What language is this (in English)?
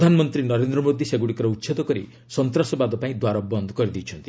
Odia